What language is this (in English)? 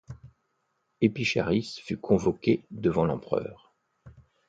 French